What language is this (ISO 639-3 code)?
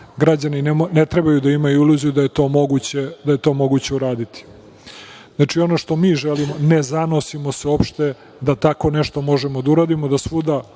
srp